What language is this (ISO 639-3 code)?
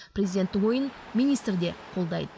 kaz